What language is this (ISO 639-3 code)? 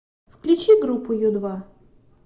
rus